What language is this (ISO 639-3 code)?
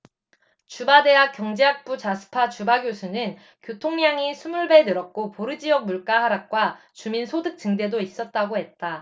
kor